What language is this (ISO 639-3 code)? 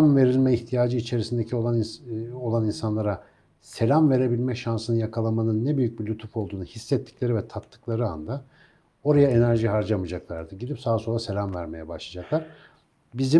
tur